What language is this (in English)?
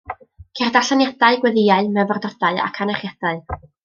Welsh